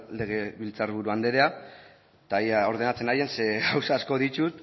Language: Basque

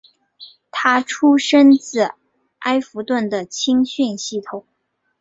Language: Chinese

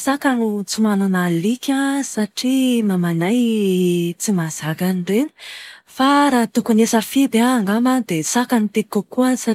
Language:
Malagasy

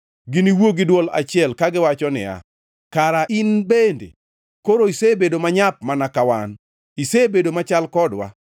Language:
Luo (Kenya and Tanzania)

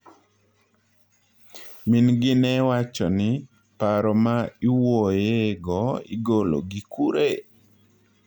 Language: Luo (Kenya and Tanzania)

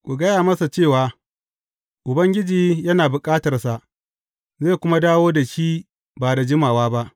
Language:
Hausa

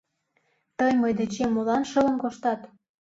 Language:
Mari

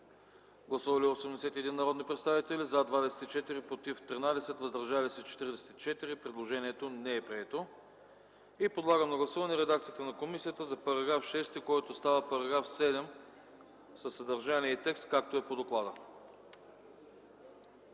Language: Bulgarian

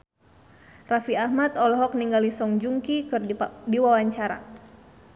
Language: Sundanese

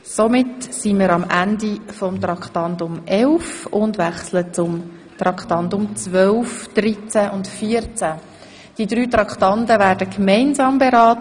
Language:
Swiss German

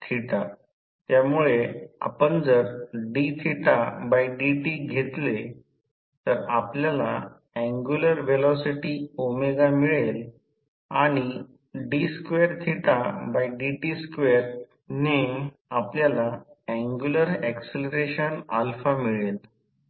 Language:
Marathi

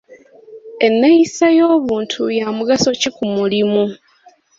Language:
Ganda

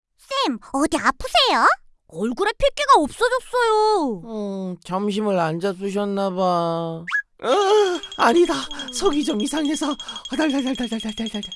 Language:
Korean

